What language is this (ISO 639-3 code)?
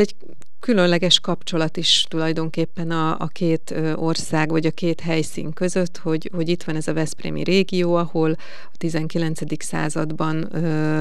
hun